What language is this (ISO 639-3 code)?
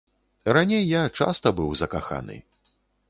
bel